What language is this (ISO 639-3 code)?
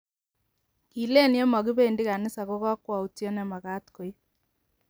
kln